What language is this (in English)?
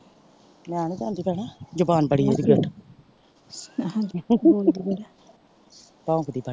Punjabi